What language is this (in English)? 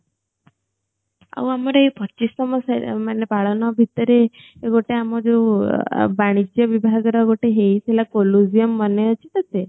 Odia